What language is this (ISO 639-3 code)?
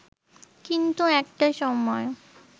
ben